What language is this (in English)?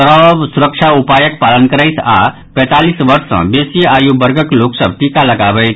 Maithili